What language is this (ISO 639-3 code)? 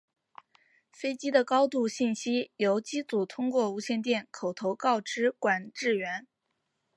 zho